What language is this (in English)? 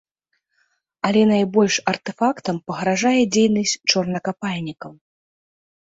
Belarusian